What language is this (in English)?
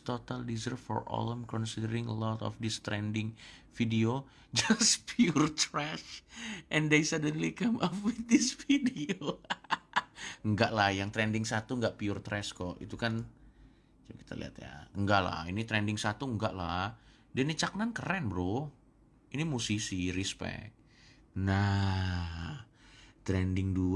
Indonesian